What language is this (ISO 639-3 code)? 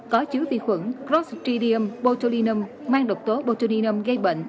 vie